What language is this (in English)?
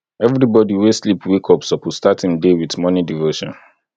Nigerian Pidgin